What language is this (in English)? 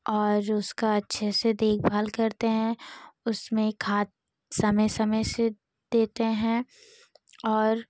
Hindi